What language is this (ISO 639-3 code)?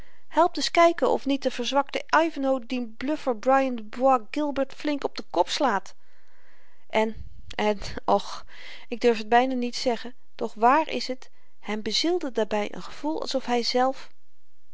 nld